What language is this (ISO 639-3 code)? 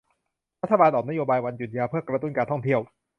tha